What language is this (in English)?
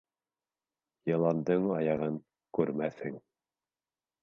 Bashkir